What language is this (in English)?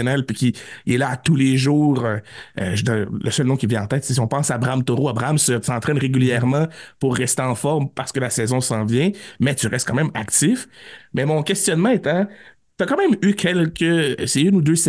French